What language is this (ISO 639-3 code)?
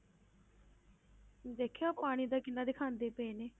pan